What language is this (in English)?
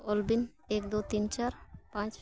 Santali